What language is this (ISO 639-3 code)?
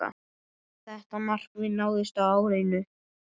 isl